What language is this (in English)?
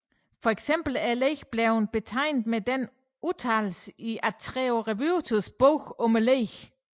Danish